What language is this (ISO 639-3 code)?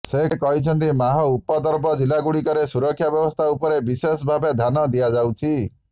ori